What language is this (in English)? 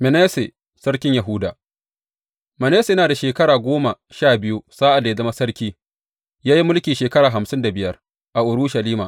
Hausa